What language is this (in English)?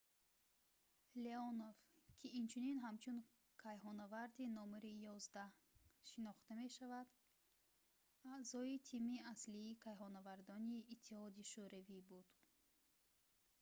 Tajik